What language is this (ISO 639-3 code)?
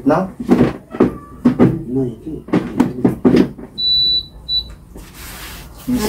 fil